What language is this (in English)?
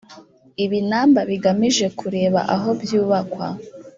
Kinyarwanda